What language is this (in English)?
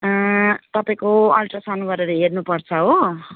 Nepali